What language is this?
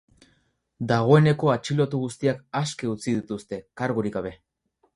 Basque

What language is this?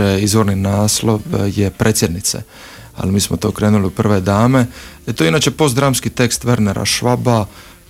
Croatian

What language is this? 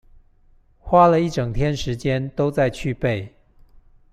Chinese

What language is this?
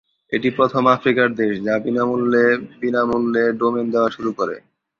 Bangla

